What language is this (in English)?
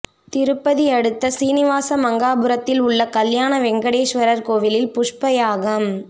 Tamil